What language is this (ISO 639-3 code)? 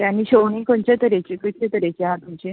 kok